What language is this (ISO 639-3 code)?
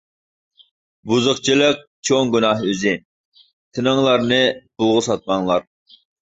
uig